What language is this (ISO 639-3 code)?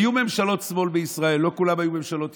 heb